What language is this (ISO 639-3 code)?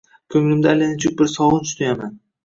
uzb